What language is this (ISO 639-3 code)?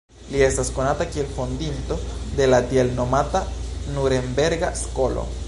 epo